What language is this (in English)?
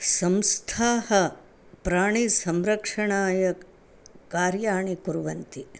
Sanskrit